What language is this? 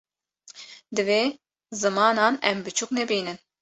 Kurdish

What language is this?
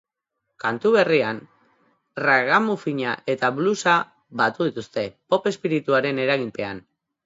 Basque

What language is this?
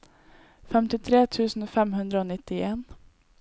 Norwegian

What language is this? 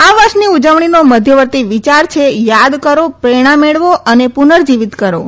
Gujarati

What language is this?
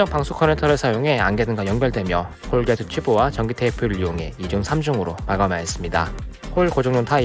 Korean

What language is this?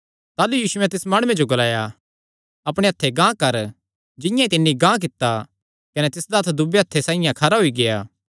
Kangri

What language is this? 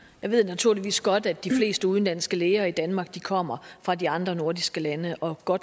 Danish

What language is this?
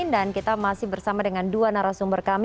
Indonesian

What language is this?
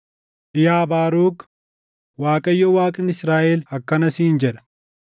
Oromo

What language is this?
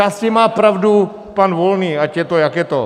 Czech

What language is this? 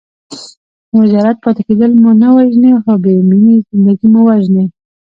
Pashto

